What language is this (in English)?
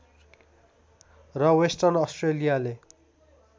Nepali